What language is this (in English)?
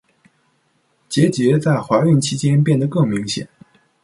Chinese